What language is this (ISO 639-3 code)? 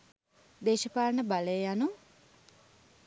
sin